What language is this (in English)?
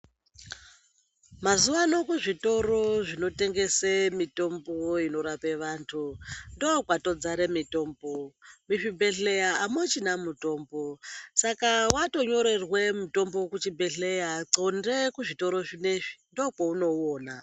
Ndau